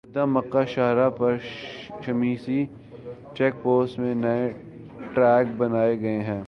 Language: Urdu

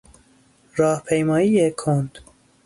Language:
Persian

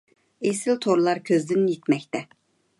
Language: Uyghur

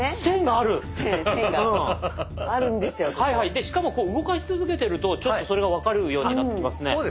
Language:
Japanese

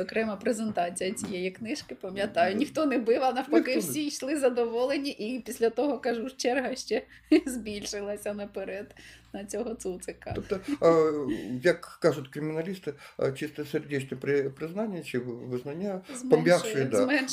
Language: Ukrainian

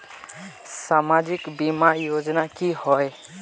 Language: Magahi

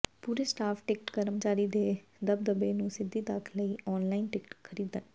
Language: Punjabi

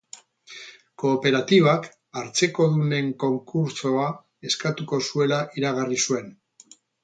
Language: Basque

